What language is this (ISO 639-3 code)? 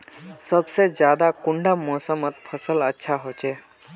mag